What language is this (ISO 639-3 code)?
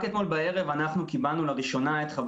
heb